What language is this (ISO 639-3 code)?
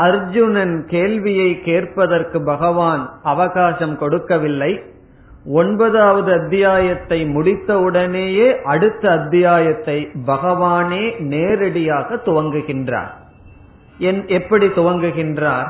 tam